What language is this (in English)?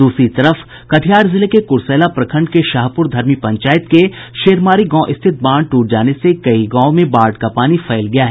Hindi